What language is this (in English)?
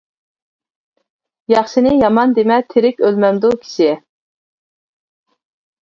Uyghur